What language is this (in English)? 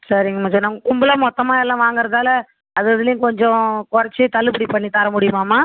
Tamil